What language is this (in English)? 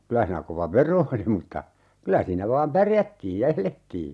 Finnish